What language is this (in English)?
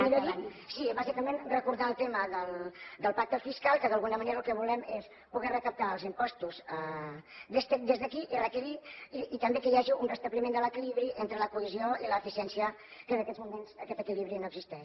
Catalan